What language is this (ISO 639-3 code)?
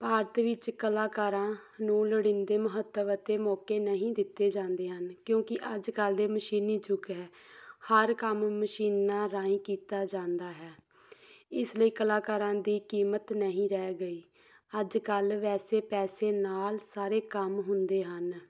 pan